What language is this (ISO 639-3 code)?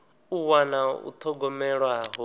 ven